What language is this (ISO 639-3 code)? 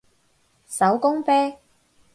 yue